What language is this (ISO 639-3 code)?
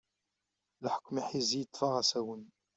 kab